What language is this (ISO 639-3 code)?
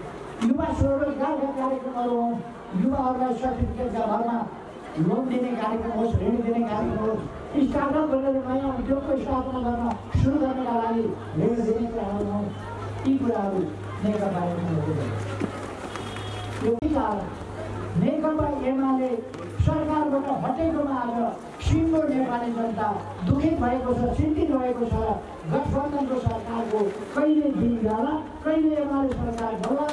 nep